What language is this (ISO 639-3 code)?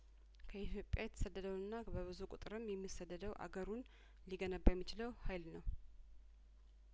amh